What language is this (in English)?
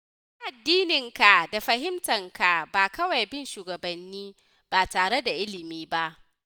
Hausa